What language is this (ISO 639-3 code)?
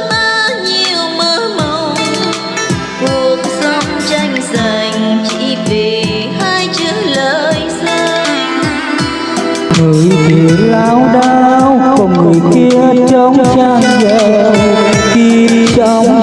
vie